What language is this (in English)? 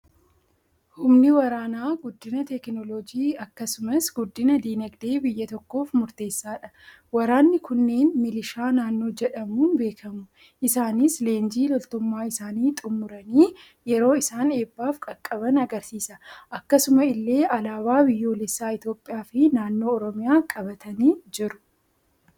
Oromo